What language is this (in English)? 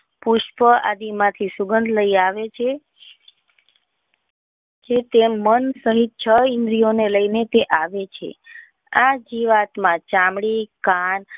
Gujarati